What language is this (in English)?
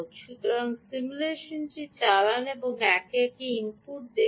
Bangla